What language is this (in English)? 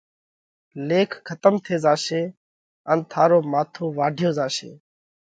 Parkari Koli